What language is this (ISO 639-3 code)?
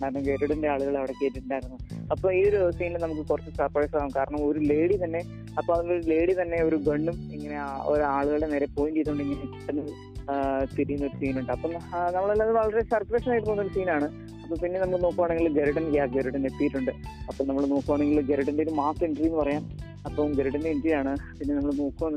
mal